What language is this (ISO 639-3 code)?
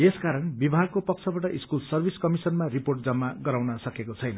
nep